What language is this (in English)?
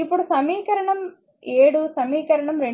Telugu